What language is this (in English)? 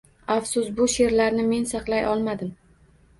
Uzbek